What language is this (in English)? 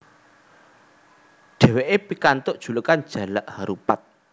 Javanese